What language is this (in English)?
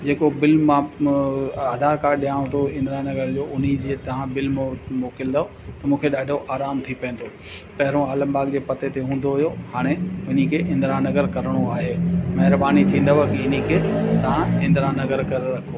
Sindhi